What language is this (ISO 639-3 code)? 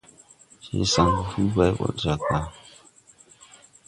tui